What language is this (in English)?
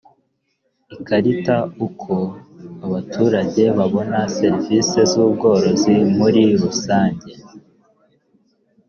Kinyarwanda